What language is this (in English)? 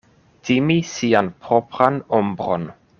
Esperanto